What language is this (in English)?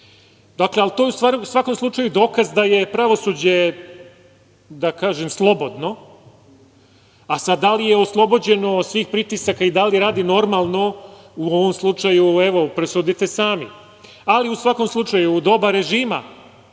Serbian